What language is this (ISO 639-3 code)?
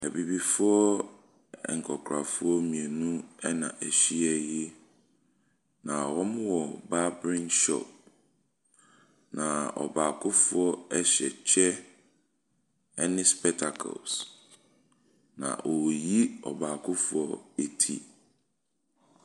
aka